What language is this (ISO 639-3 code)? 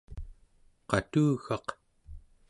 esu